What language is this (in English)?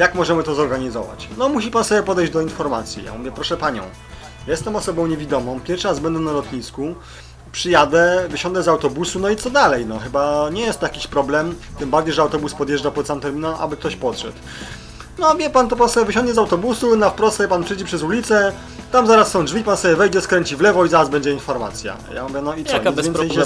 Polish